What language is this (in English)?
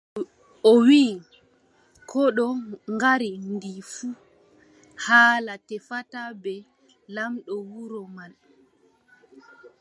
Adamawa Fulfulde